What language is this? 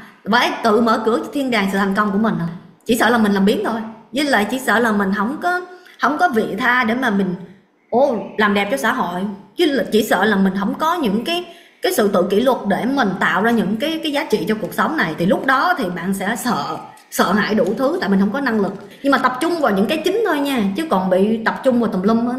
Vietnamese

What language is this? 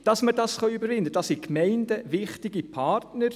Swiss German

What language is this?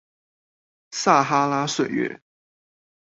Chinese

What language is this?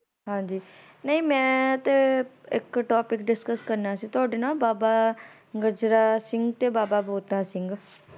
Punjabi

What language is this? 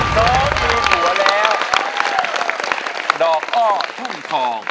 Thai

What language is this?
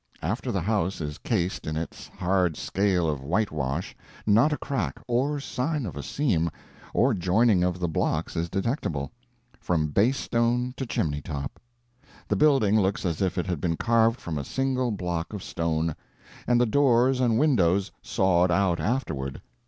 English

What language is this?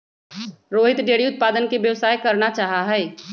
Magahi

